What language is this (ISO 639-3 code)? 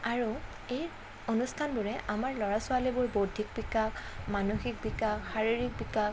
asm